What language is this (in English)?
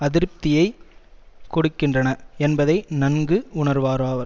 Tamil